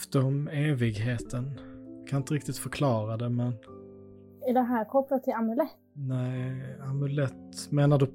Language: Swedish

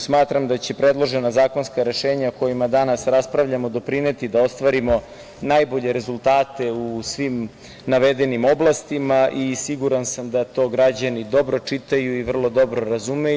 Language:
Serbian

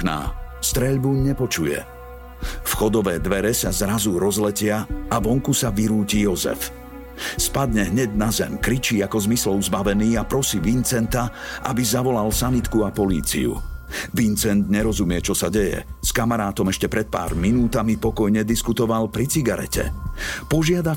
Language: Slovak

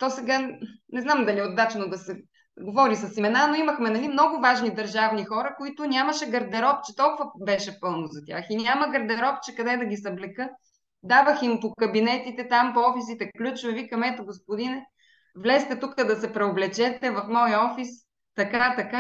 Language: Bulgarian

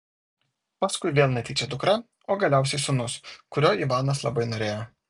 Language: Lithuanian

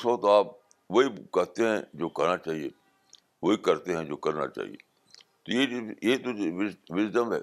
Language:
Urdu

